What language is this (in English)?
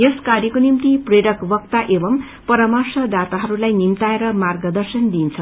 Nepali